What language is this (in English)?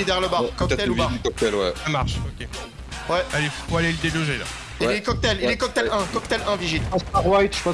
French